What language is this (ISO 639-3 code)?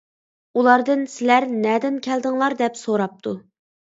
uig